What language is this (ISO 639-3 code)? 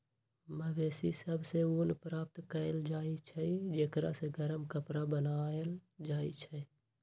mag